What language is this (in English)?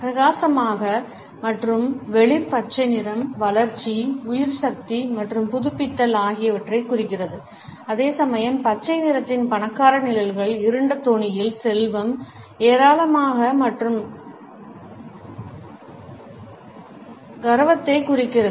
Tamil